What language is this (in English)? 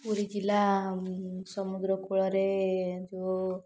Odia